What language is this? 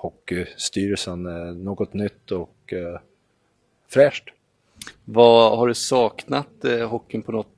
Swedish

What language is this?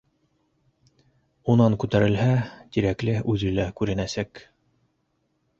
Bashkir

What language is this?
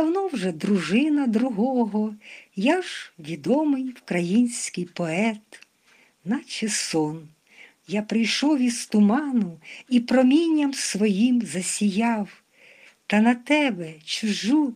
Ukrainian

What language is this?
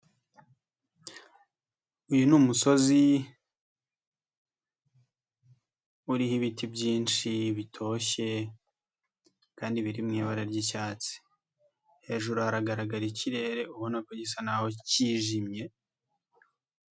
Kinyarwanda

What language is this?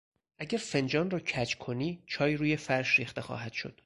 Persian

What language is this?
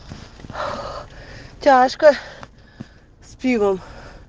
Russian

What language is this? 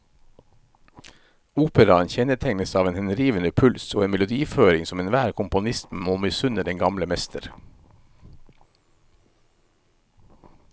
Norwegian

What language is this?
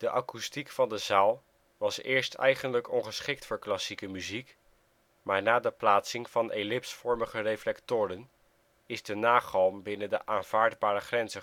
Dutch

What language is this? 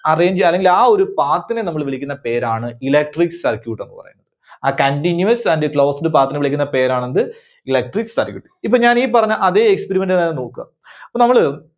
Malayalam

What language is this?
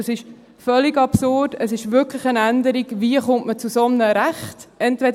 Swiss German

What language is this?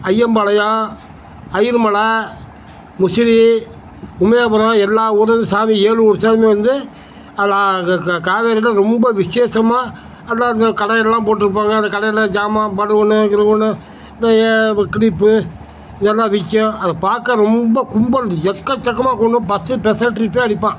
Tamil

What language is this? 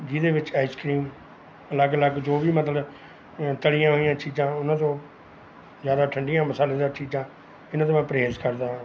Punjabi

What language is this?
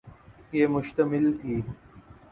Urdu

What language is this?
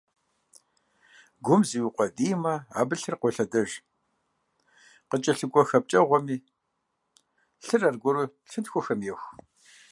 Kabardian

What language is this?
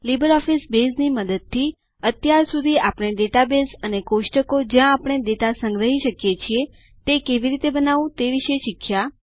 Gujarati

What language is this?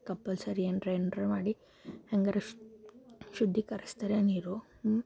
Kannada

